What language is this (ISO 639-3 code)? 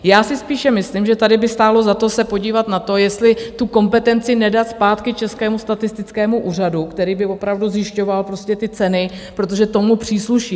ces